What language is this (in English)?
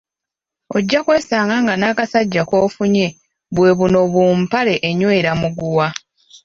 Ganda